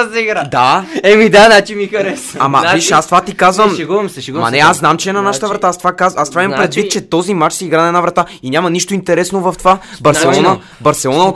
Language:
Bulgarian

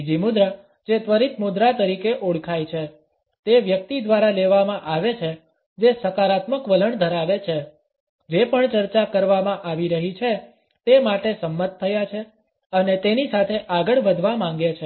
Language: Gujarati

